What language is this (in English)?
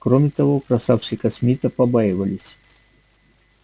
Russian